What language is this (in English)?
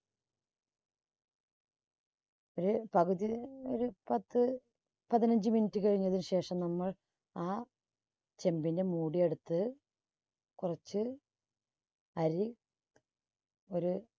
Malayalam